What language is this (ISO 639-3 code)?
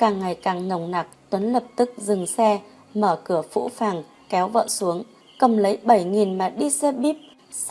vie